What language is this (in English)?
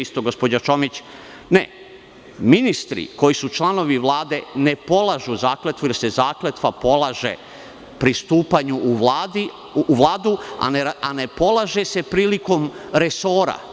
Serbian